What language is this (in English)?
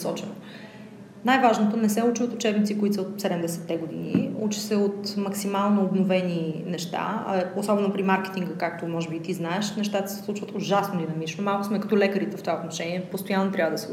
Bulgarian